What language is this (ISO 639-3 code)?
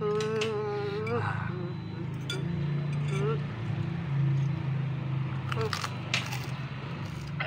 ind